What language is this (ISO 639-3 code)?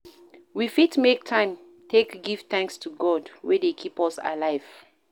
pcm